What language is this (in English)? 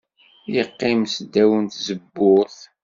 Kabyle